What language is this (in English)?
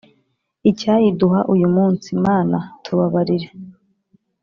Kinyarwanda